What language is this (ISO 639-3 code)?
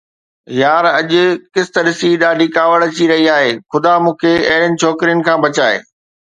snd